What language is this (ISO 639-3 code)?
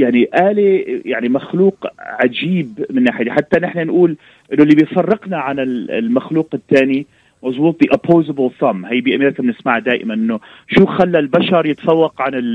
ara